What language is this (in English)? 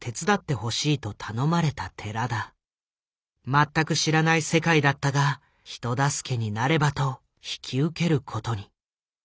Japanese